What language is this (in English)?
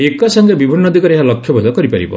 Odia